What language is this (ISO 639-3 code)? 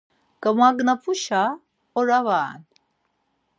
lzz